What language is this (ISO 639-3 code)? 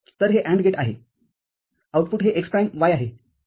mar